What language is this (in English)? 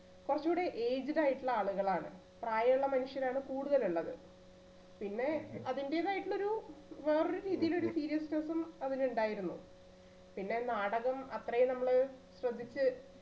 Malayalam